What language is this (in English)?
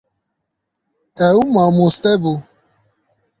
Kurdish